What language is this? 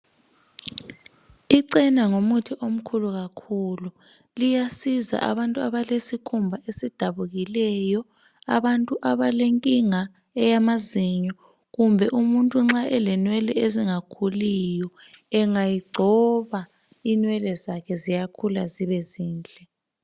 North Ndebele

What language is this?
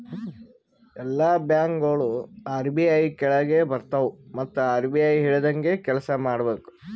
Kannada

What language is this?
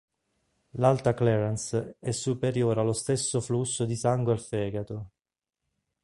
Italian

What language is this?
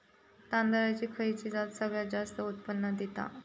Marathi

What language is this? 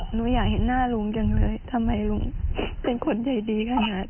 Thai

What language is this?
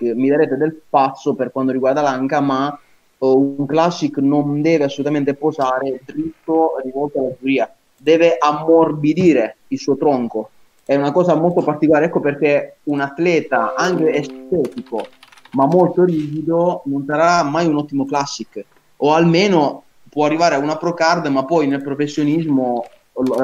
Italian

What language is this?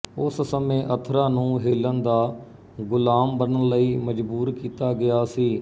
Punjabi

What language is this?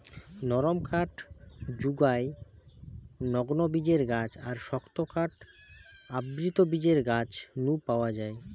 Bangla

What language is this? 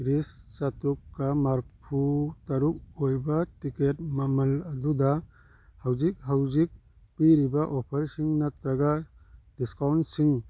Manipuri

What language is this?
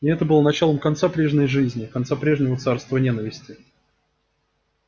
Russian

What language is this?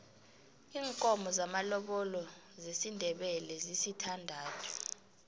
South Ndebele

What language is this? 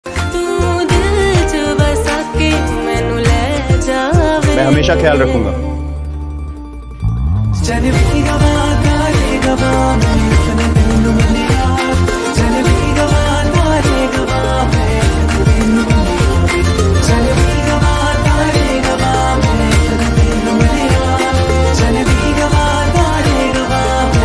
Romanian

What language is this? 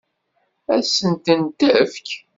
Kabyle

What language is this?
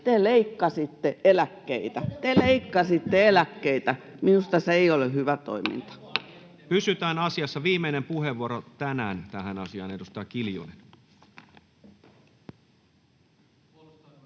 Finnish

